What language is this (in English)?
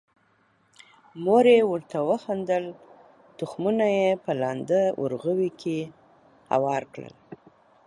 Pashto